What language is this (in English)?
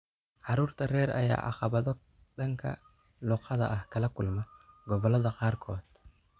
Somali